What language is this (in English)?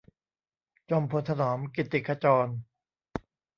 Thai